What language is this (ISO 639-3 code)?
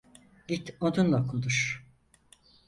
tur